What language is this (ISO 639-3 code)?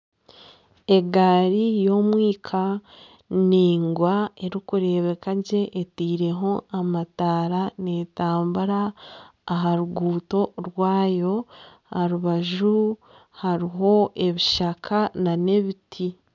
nyn